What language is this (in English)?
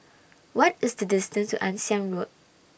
English